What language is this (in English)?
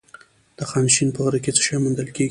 Pashto